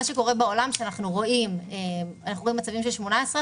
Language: Hebrew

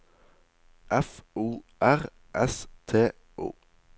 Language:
Norwegian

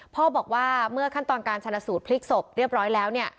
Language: Thai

